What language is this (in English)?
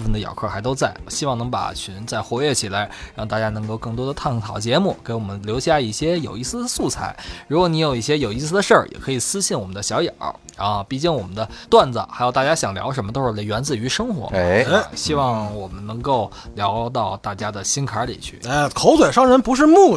Chinese